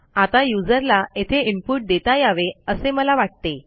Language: Marathi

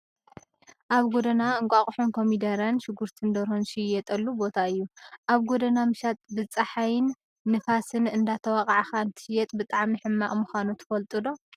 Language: Tigrinya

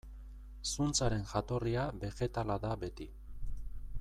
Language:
Basque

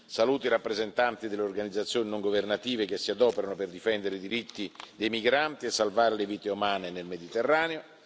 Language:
Italian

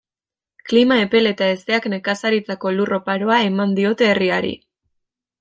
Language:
Basque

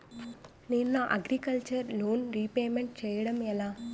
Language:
Telugu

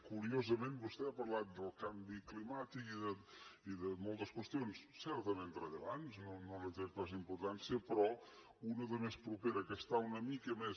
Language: Catalan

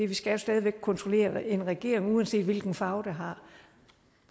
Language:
Danish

